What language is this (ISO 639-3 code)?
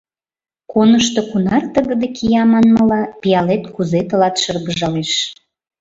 chm